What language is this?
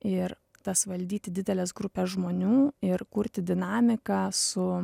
Lithuanian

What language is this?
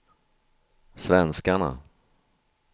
Swedish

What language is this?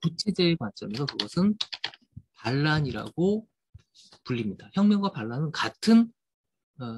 Korean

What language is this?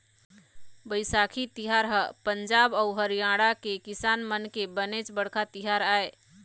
Chhattisgarhi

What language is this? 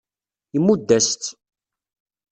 Kabyle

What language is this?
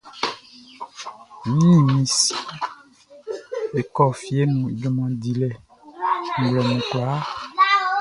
Baoulé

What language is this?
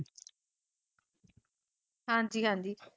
Punjabi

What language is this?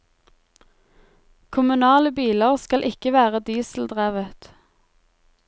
Norwegian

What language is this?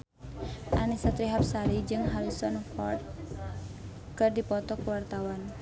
Sundanese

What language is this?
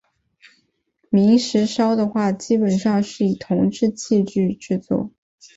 Chinese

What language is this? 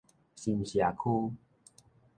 Min Nan Chinese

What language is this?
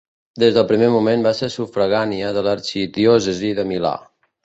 Catalan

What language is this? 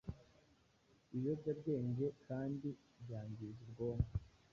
Kinyarwanda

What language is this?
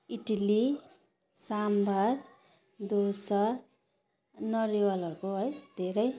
Nepali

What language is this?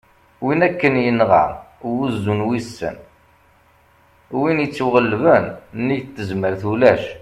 Kabyle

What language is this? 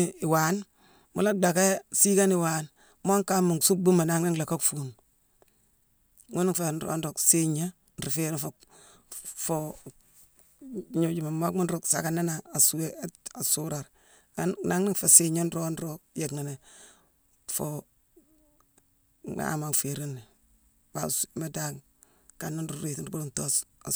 Mansoanka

